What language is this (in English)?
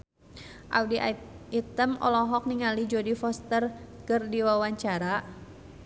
Sundanese